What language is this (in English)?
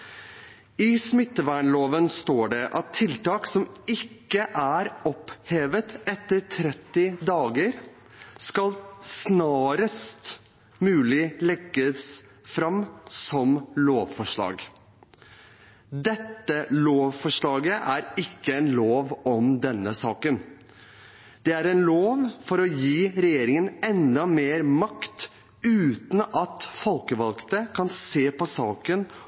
Norwegian Bokmål